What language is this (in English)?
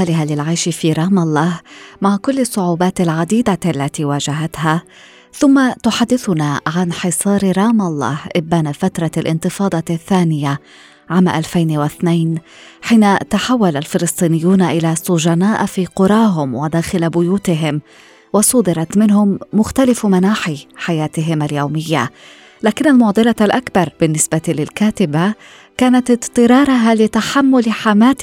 Arabic